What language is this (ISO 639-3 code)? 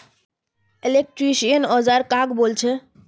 mag